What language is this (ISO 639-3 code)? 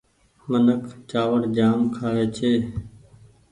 gig